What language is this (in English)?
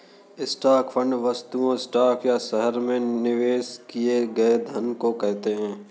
Hindi